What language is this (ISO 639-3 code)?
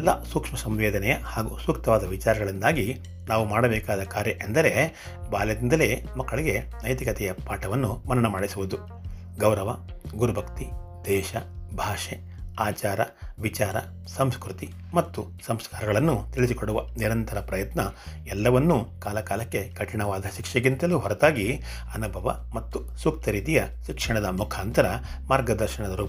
kan